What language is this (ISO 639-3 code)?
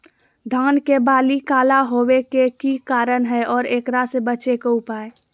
mag